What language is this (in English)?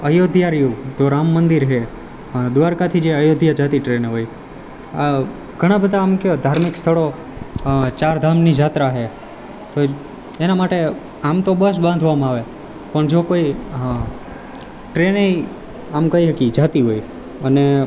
Gujarati